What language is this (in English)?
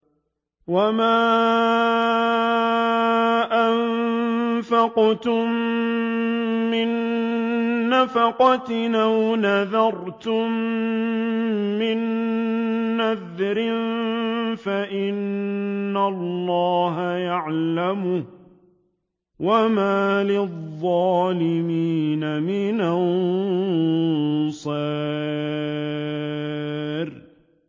Arabic